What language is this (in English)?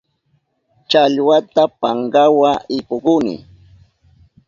Southern Pastaza Quechua